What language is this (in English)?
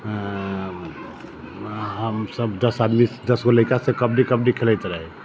Maithili